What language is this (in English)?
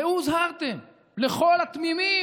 Hebrew